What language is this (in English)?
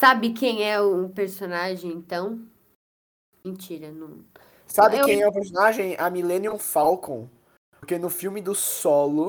Portuguese